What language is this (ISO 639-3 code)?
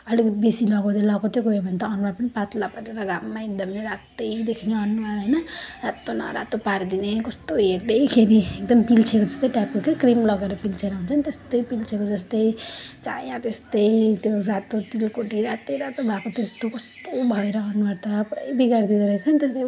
nep